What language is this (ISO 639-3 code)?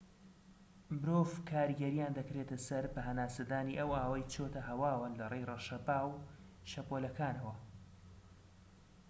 ckb